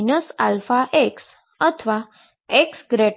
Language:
Gujarati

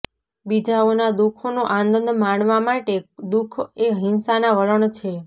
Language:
Gujarati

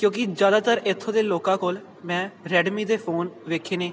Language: Punjabi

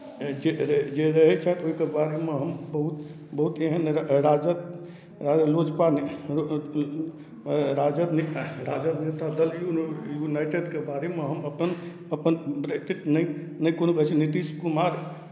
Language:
Maithili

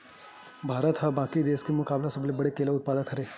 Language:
Chhattisgarhi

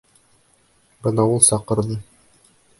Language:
Bashkir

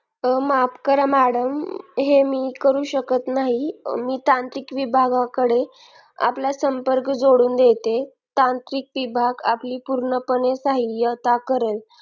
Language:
Marathi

